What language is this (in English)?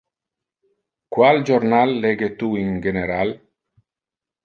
Interlingua